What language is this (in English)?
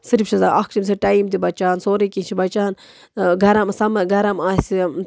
Kashmiri